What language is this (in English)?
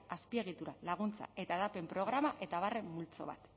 Basque